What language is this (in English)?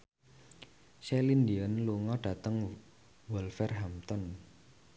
Javanese